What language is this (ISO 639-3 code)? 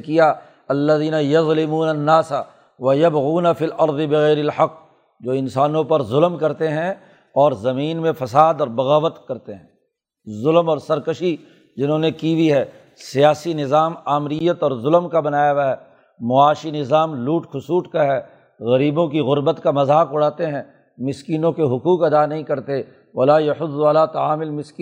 urd